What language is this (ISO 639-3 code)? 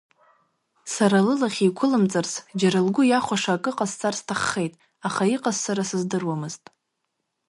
abk